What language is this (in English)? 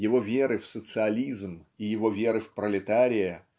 Russian